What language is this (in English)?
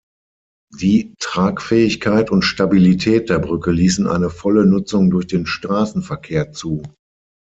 German